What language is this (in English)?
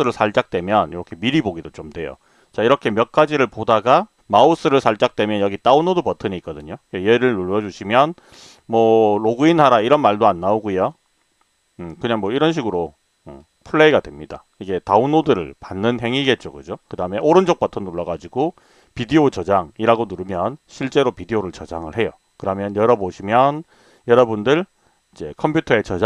Korean